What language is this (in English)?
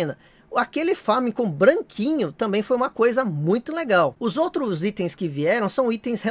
Portuguese